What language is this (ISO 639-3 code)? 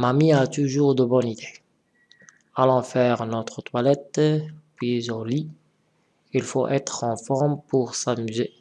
fra